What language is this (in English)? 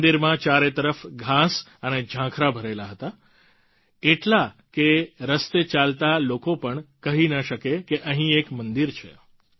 Gujarati